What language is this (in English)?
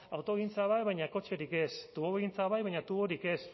Basque